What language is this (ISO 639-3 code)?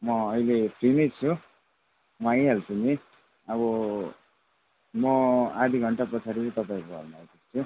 nep